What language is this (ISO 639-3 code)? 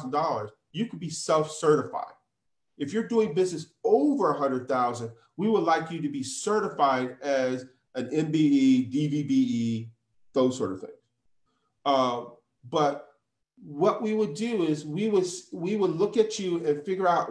eng